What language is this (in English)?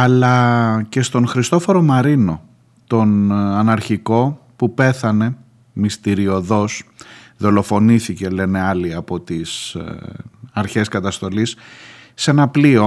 Greek